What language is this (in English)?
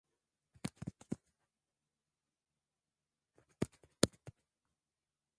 Swahili